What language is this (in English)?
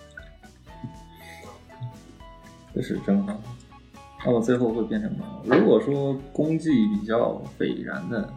Chinese